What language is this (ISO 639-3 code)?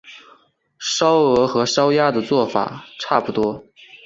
zho